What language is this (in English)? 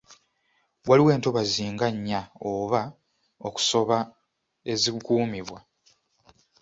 Ganda